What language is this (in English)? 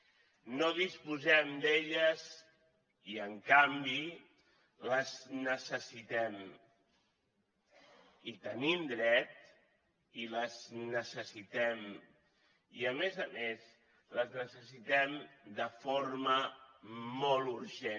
Catalan